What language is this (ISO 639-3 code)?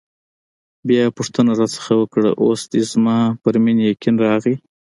pus